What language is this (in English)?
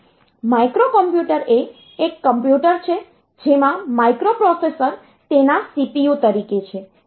Gujarati